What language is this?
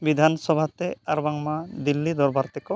Santali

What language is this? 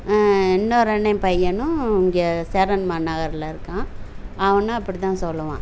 Tamil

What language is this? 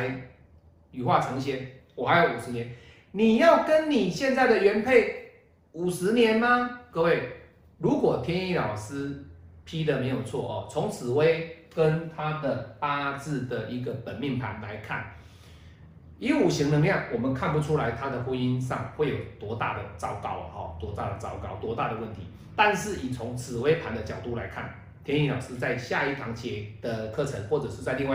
Chinese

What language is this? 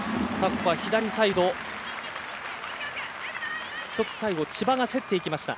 Japanese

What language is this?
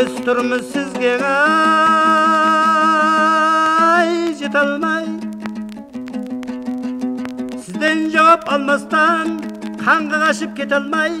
Turkish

